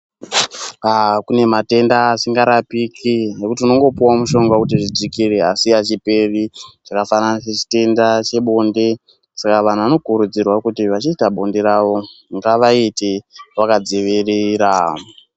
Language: Ndau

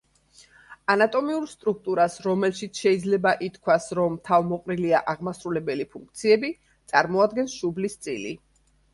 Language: Georgian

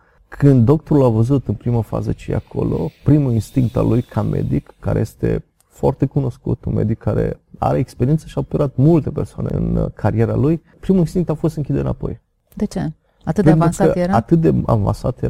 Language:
Romanian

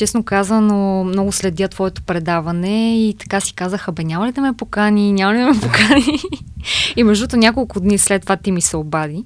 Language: Bulgarian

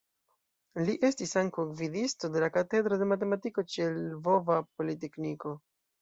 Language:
Esperanto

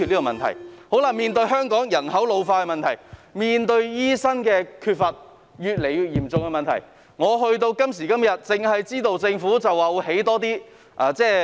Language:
Cantonese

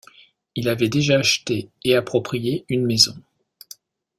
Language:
French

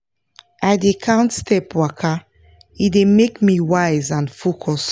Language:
Nigerian Pidgin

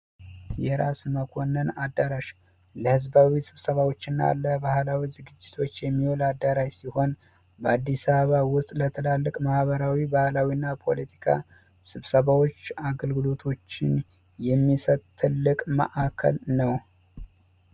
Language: Amharic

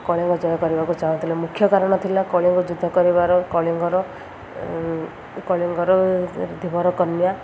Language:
Odia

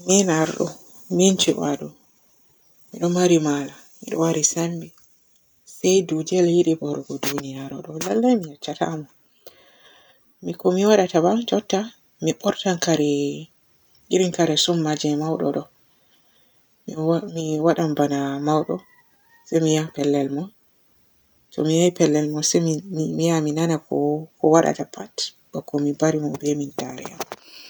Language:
Borgu Fulfulde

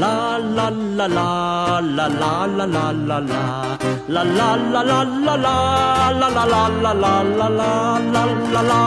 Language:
Vietnamese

